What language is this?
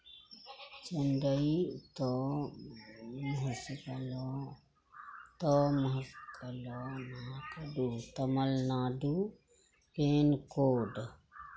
Maithili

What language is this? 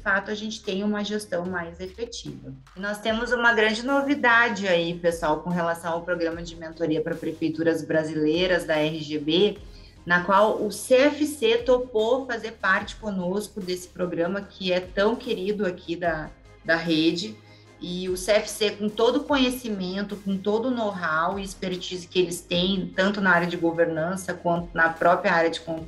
Portuguese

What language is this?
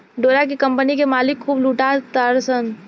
Bhojpuri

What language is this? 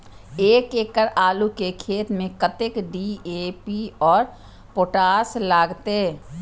Maithili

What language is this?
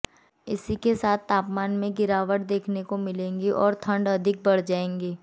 Hindi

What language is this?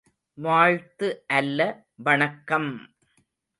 Tamil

